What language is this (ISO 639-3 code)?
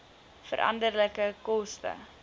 afr